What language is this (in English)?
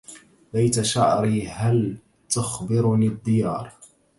Arabic